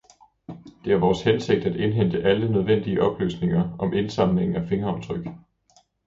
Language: Danish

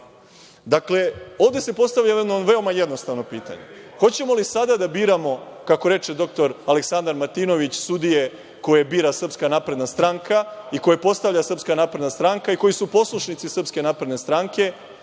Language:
Serbian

